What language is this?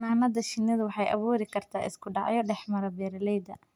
Somali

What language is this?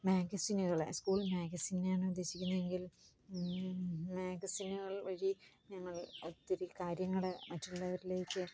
Malayalam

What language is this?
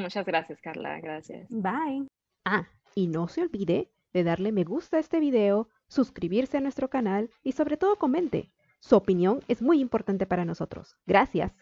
Spanish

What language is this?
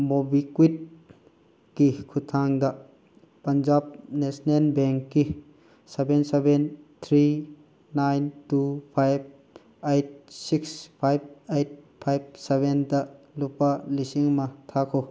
Manipuri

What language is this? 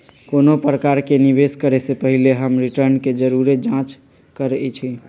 Magahi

